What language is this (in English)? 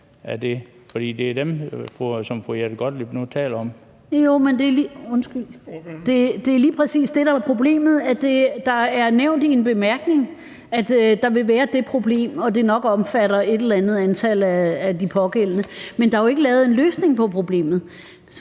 Danish